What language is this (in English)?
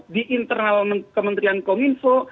Indonesian